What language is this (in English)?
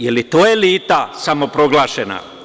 Serbian